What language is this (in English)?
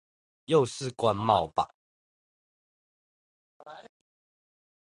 Chinese